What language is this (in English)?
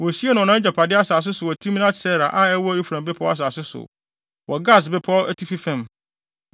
Akan